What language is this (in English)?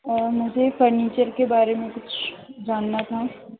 Urdu